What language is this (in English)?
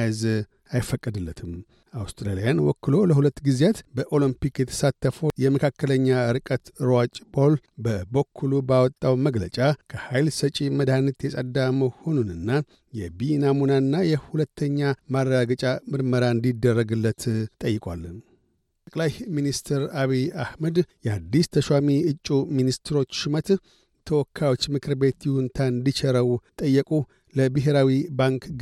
Amharic